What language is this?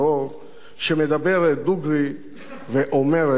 Hebrew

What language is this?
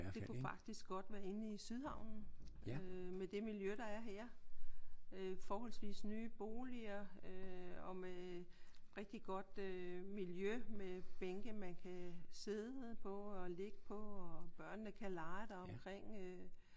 Danish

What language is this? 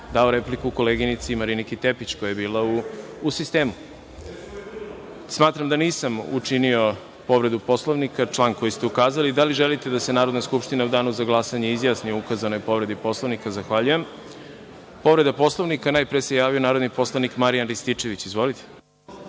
Serbian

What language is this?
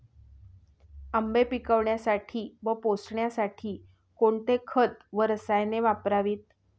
Marathi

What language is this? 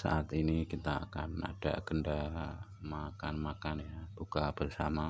Indonesian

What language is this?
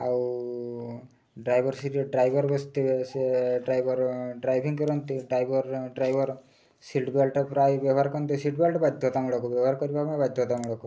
Odia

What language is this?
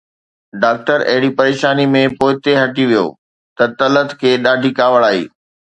Sindhi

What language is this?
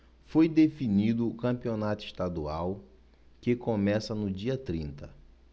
Portuguese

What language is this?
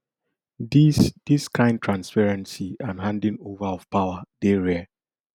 Nigerian Pidgin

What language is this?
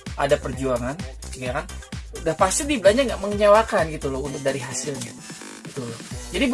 Indonesian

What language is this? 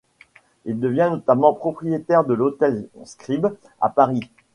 French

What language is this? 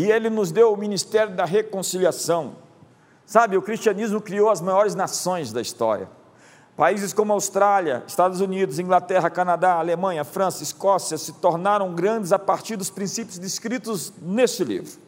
Portuguese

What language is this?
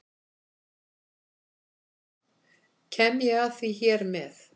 Icelandic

